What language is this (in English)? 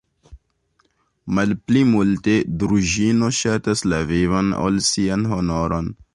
Esperanto